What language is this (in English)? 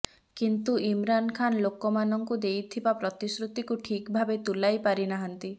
Odia